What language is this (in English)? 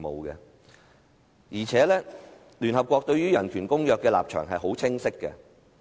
Cantonese